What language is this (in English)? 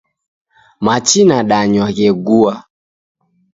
Taita